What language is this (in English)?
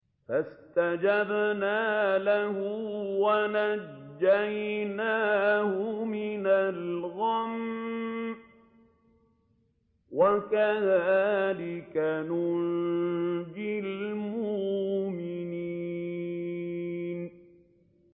Arabic